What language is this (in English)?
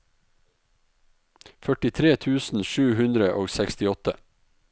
Norwegian